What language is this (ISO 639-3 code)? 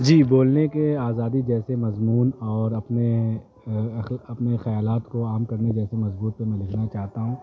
urd